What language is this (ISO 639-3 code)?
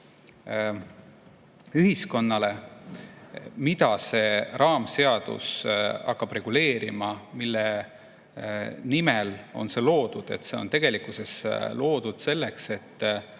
est